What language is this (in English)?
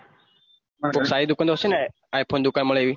Gujarati